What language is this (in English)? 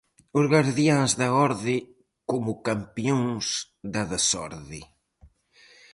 Galician